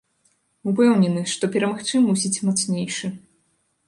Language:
Belarusian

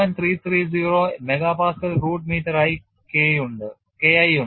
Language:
Malayalam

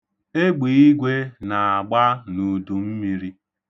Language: Igbo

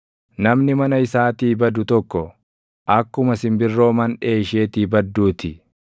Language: Oromo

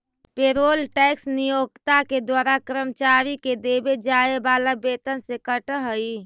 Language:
Magahi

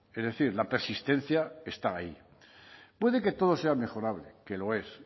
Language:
Spanish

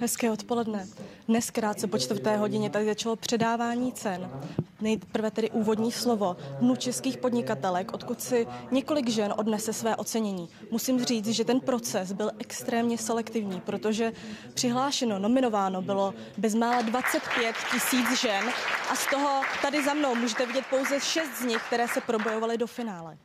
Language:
Czech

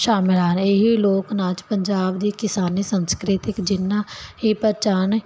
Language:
Punjabi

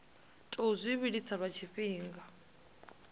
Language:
Venda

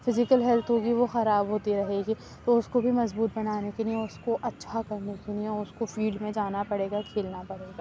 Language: Urdu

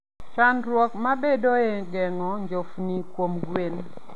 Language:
Luo (Kenya and Tanzania)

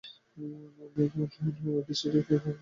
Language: Bangla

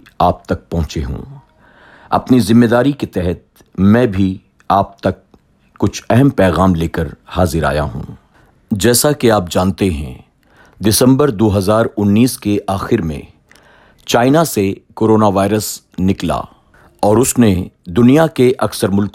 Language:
Urdu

